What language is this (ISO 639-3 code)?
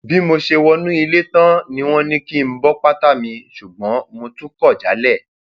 yor